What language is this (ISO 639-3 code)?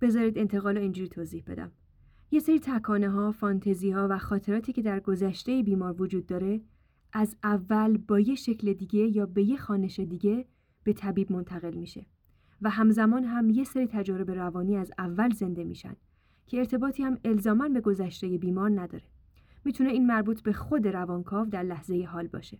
fas